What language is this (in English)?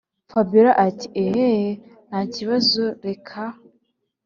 Kinyarwanda